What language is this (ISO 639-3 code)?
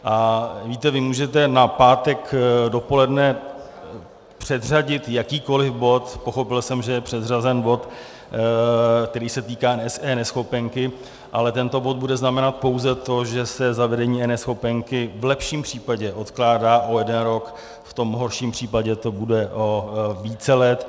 ces